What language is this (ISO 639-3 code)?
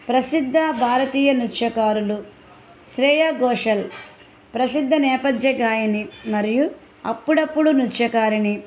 tel